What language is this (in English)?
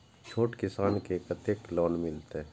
Maithili